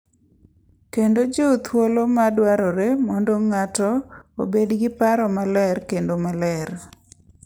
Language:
Luo (Kenya and Tanzania)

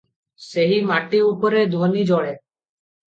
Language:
Odia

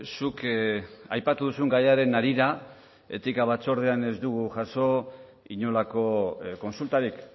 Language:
Basque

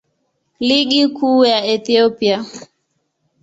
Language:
Swahili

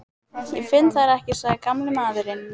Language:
Icelandic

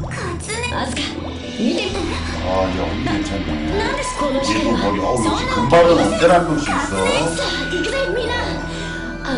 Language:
Korean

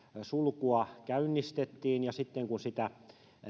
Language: Finnish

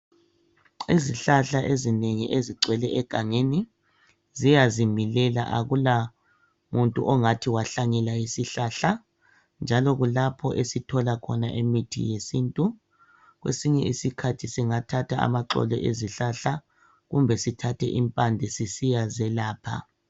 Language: North Ndebele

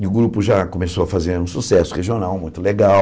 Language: Portuguese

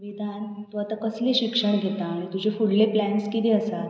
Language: Konkani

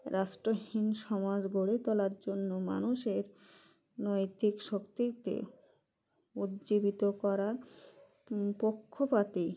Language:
Bangla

